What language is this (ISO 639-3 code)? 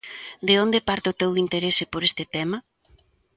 glg